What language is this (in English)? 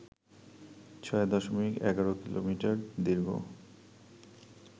Bangla